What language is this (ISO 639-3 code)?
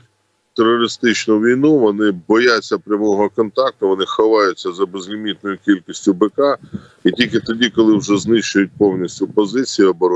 ukr